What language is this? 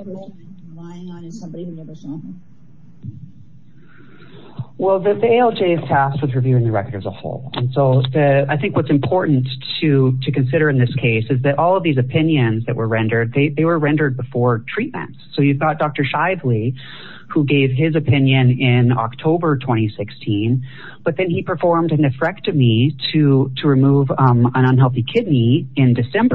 English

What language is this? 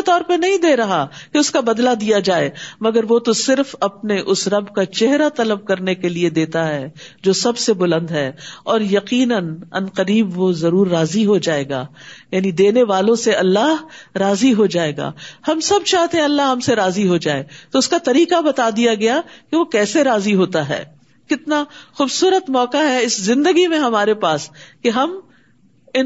Urdu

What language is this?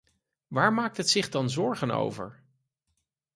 Dutch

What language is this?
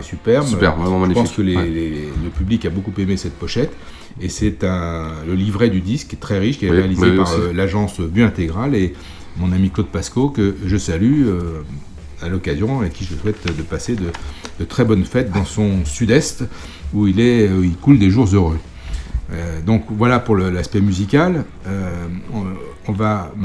French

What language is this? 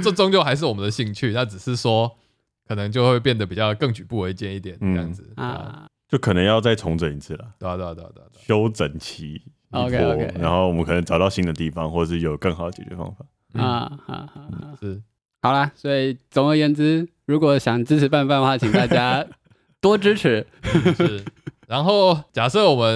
Chinese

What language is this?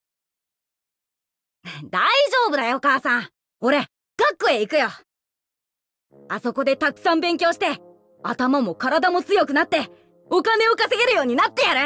Japanese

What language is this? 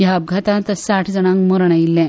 Konkani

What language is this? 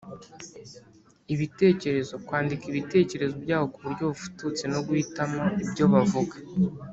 Kinyarwanda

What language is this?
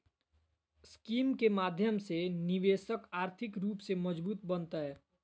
Magahi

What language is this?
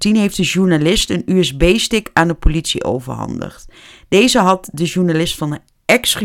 Dutch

